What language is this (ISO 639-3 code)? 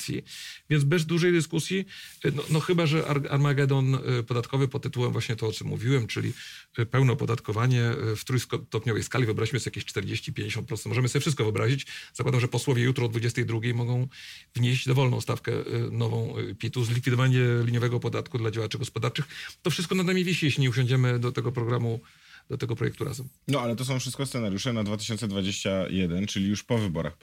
pol